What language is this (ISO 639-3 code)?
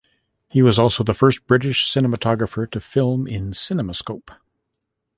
eng